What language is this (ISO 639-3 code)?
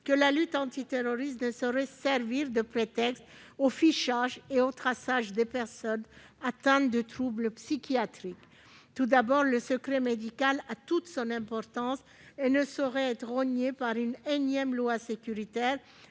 fra